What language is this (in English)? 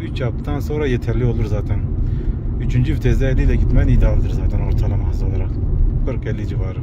Turkish